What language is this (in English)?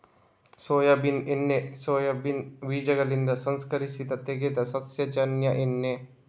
Kannada